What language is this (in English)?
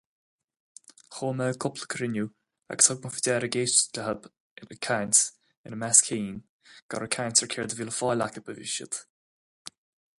Irish